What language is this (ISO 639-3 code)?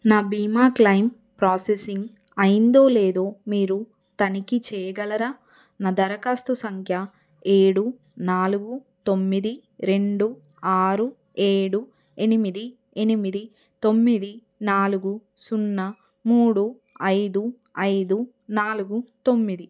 tel